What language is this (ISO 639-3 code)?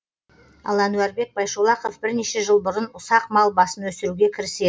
kaz